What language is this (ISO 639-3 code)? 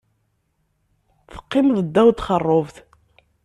kab